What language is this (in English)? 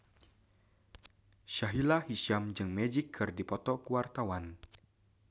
Sundanese